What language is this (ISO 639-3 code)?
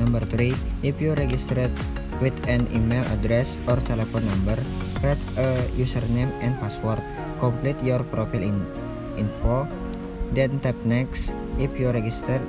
ind